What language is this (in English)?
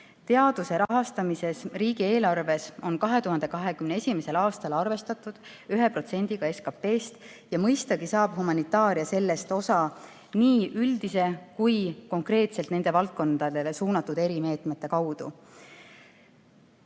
Estonian